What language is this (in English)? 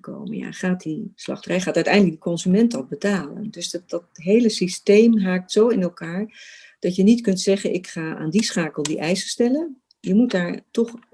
Dutch